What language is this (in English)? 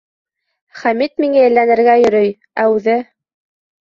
Bashkir